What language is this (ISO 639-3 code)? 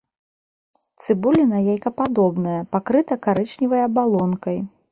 bel